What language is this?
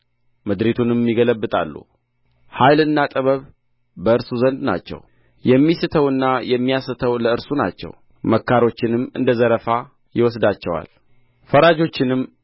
Amharic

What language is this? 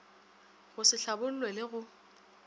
Northern Sotho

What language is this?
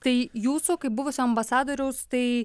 Lithuanian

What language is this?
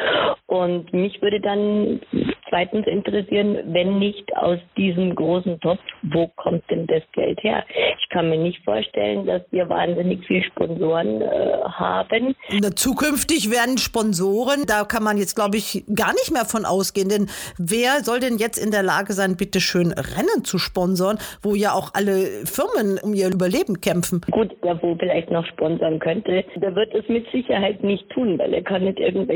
German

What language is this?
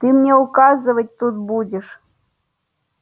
Russian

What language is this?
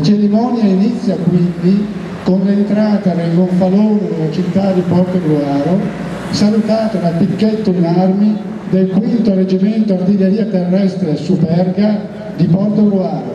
Italian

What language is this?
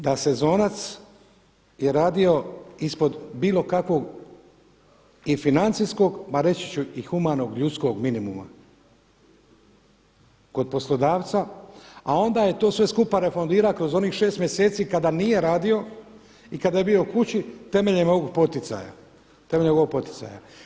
Croatian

